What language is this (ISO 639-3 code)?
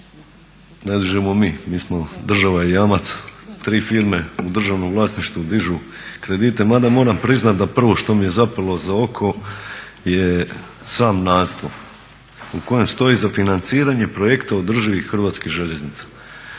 hrv